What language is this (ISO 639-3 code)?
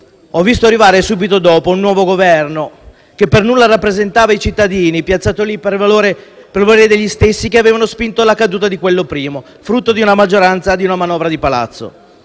ita